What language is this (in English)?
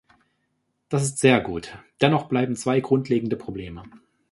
German